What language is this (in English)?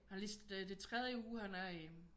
Danish